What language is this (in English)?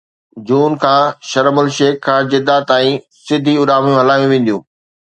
Sindhi